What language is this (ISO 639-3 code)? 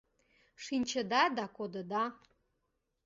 chm